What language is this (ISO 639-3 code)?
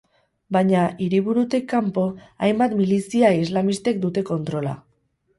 eus